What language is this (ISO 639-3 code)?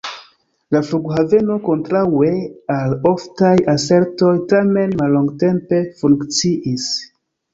epo